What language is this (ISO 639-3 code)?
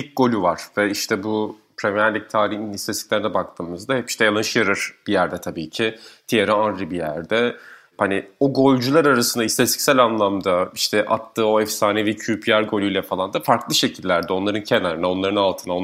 tur